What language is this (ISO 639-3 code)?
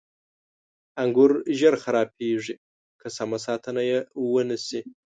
pus